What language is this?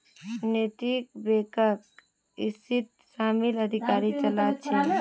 Magahi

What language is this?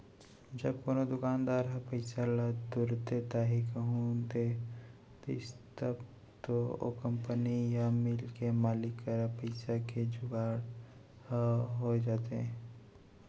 Chhattisgarhi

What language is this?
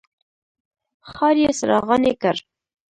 Pashto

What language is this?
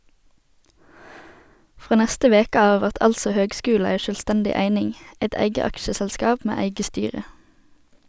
Norwegian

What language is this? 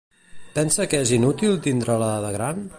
Catalan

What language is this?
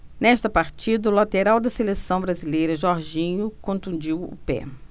Portuguese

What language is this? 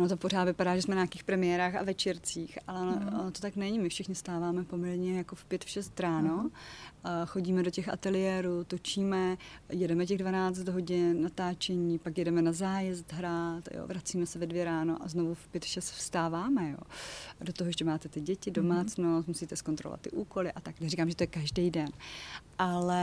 Czech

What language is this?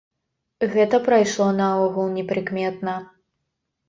Belarusian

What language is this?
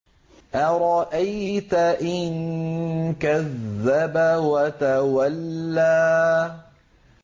Arabic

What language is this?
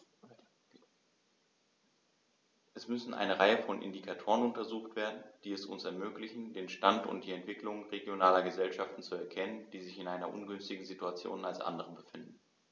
German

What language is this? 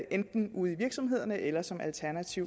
Danish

